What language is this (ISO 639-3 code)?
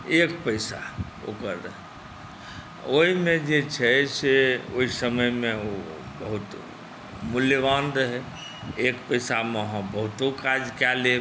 mai